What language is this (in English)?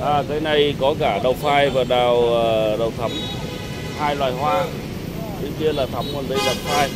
Vietnamese